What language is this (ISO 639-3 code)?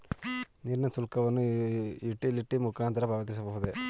kan